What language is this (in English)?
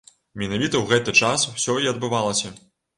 Belarusian